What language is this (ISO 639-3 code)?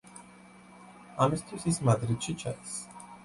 kat